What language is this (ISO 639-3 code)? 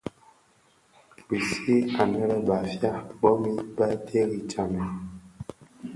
ksf